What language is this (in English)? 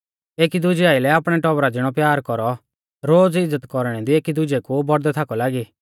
Mahasu Pahari